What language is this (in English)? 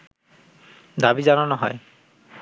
Bangla